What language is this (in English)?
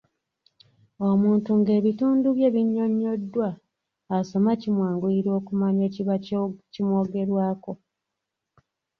Ganda